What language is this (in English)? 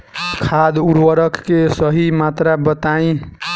Bhojpuri